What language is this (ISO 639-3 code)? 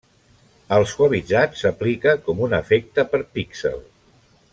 cat